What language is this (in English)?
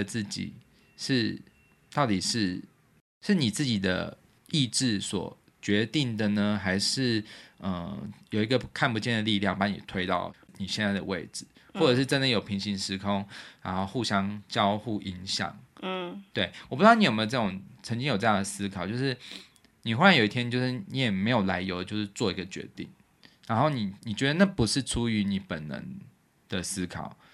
Chinese